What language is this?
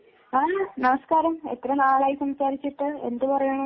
Malayalam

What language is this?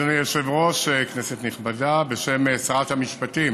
Hebrew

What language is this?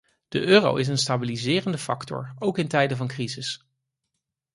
Dutch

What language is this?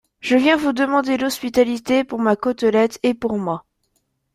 French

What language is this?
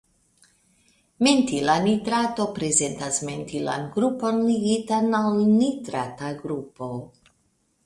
Esperanto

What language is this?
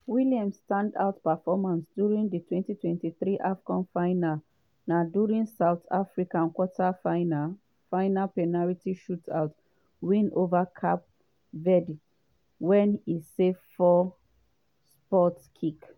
Nigerian Pidgin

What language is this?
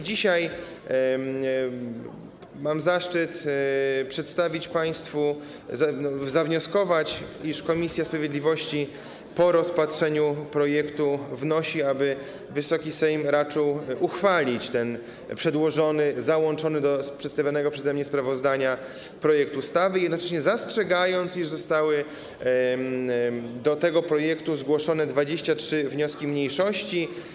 Polish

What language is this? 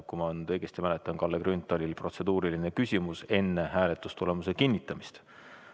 Estonian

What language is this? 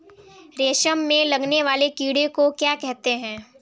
Hindi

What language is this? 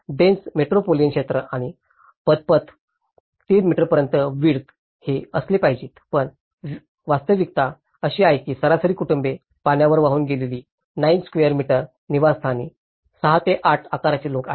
Marathi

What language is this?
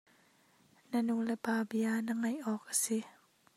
Hakha Chin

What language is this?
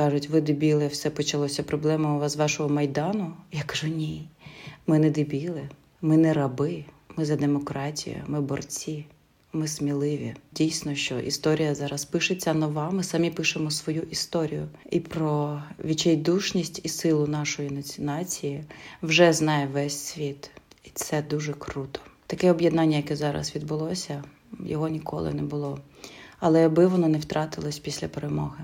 Ukrainian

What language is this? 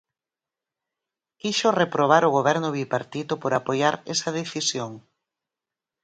Galician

